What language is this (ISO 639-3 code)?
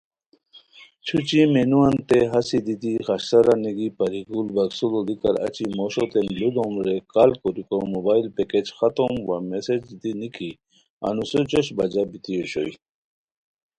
khw